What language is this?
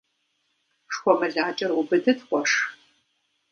Kabardian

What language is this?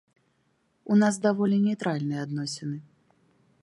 Belarusian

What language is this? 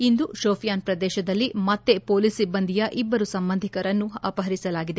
Kannada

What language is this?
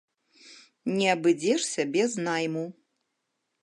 Belarusian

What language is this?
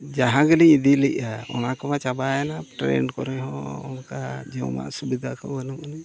Santali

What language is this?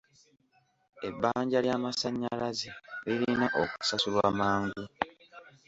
Ganda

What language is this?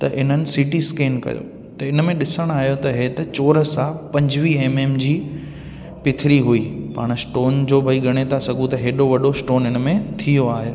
Sindhi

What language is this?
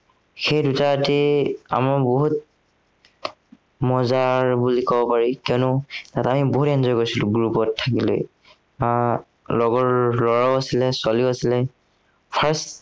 Assamese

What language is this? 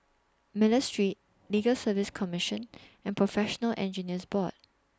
English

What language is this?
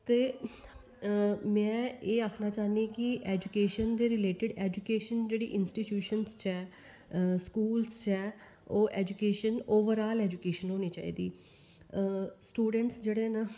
Dogri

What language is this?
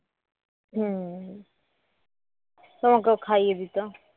Bangla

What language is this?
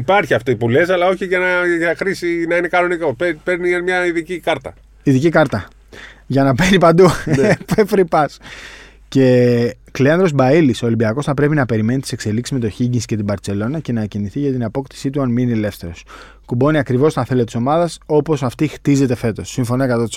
Greek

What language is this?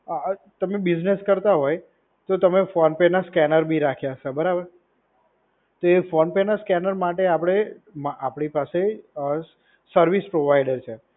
Gujarati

